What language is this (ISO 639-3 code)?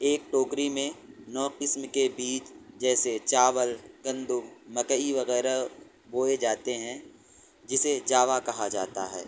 urd